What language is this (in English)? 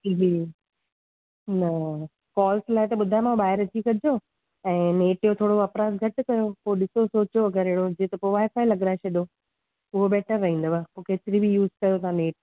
Sindhi